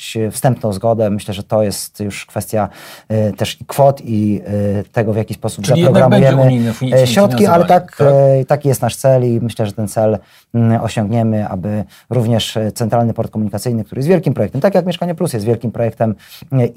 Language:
Polish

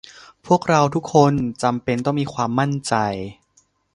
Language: Thai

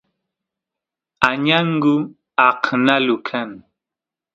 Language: Santiago del Estero Quichua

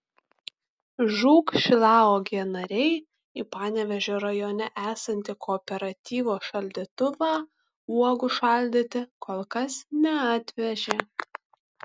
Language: Lithuanian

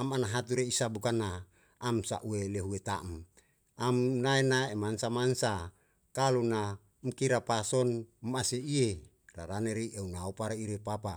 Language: Yalahatan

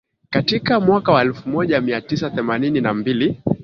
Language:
Swahili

